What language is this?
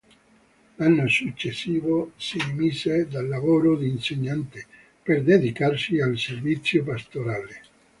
Italian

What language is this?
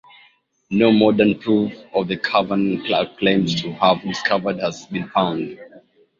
English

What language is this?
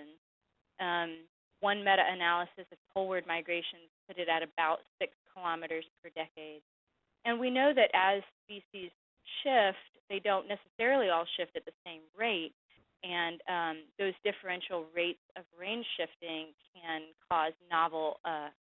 English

